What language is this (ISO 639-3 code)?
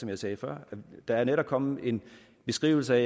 dan